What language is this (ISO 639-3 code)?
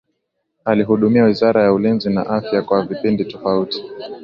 swa